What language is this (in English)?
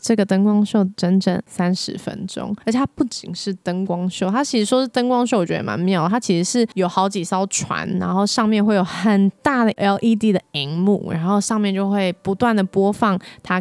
Chinese